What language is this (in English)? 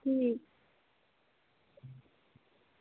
Dogri